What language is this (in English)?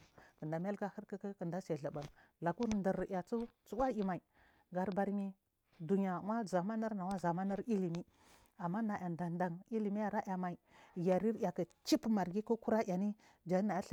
Marghi South